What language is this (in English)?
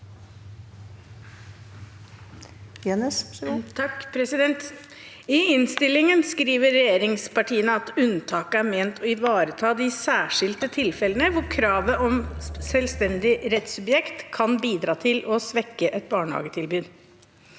Norwegian